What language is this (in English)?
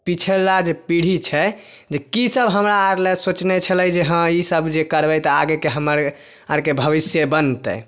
Maithili